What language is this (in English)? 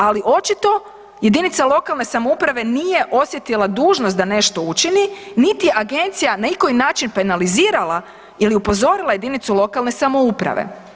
Croatian